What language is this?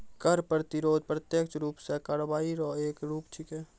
Maithili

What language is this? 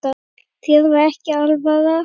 Icelandic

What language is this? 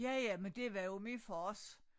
Danish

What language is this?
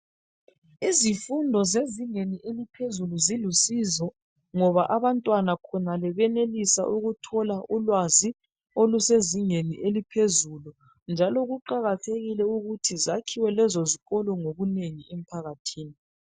North Ndebele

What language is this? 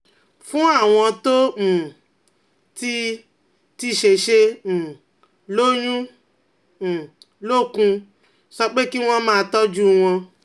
Yoruba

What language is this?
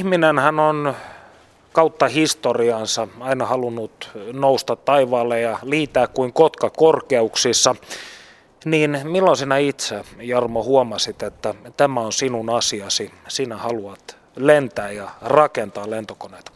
Finnish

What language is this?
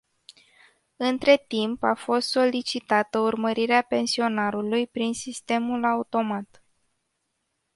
Romanian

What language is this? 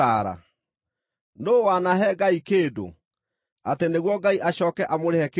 Kikuyu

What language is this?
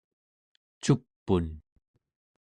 Central Yupik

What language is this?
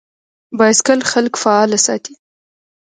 Pashto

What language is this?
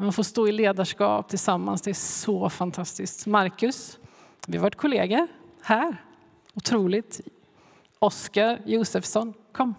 Swedish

